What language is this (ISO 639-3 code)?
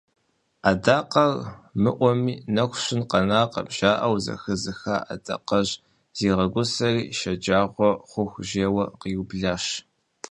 kbd